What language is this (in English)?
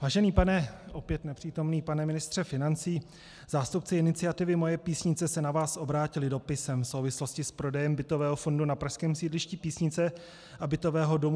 Czech